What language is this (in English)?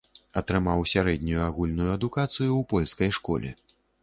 Belarusian